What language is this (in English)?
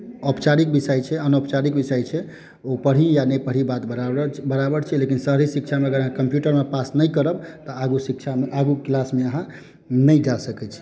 Maithili